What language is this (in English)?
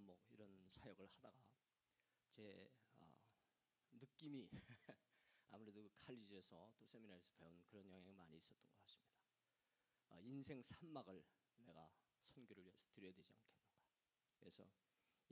Korean